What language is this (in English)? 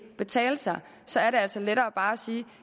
Danish